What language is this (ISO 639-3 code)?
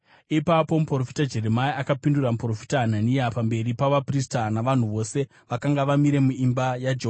sna